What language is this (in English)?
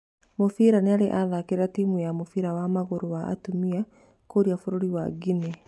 Kikuyu